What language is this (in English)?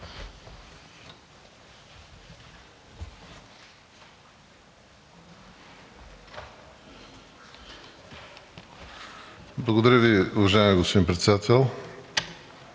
Bulgarian